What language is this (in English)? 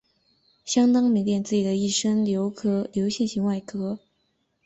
Chinese